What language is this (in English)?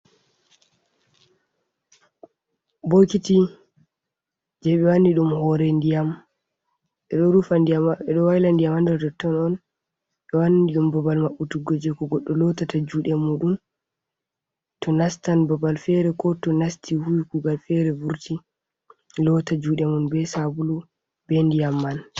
Fula